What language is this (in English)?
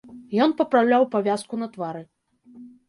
Belarusian